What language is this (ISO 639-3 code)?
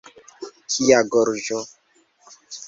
epo